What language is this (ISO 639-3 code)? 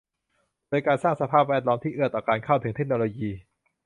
tha